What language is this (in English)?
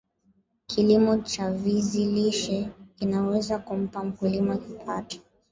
Swahili